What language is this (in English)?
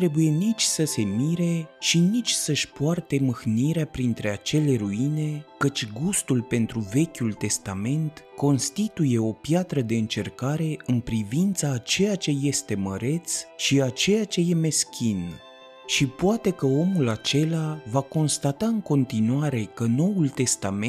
Romanian